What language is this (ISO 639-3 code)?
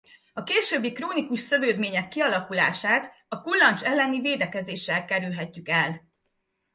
hun